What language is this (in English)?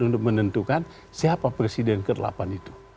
Indonesian